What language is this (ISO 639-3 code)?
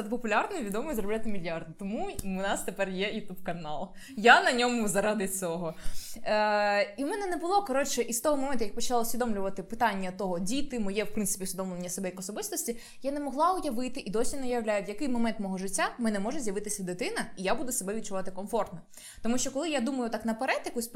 ukr